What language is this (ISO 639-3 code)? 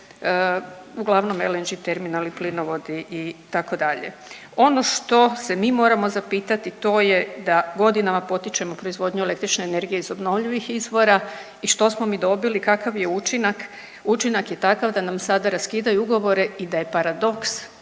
hrv